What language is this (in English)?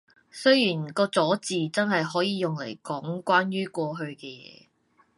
Cantonese